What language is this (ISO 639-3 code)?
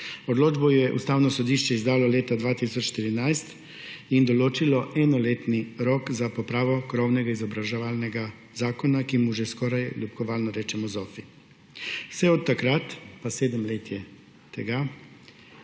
slv